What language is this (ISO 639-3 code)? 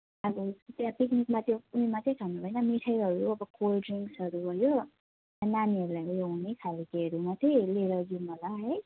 nep